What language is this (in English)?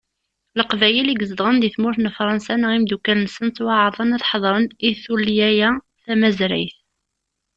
Kabyle